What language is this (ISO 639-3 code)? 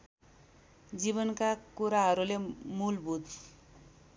nep